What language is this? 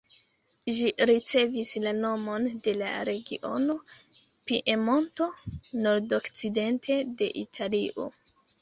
Esperanto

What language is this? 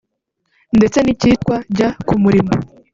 Kinyarwanda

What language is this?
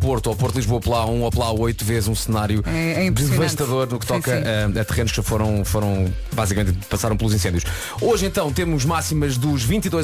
Portuguese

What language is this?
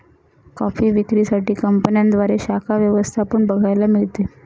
Marathi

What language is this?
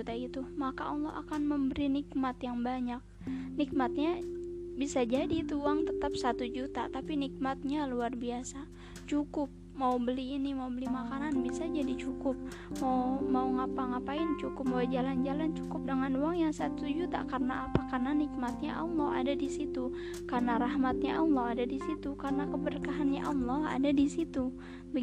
Indonesian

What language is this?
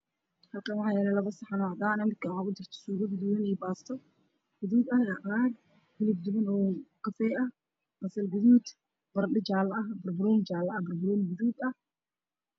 Somali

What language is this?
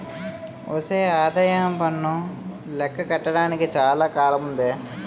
Telugu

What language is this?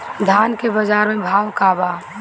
Bhojpuri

